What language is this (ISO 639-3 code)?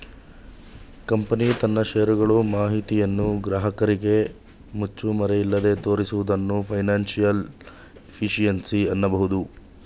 kan